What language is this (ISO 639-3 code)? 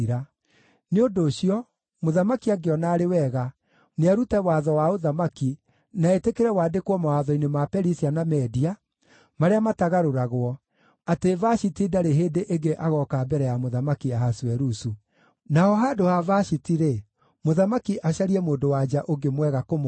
kik